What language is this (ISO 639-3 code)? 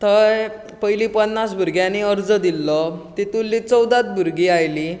kok